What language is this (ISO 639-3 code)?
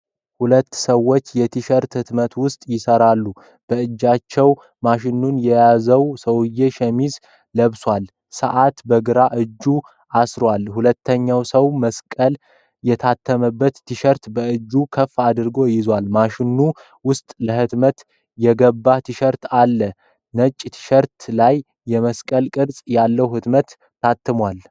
amh